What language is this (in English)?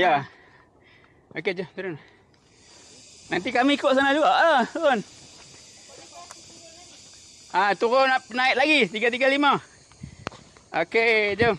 Malay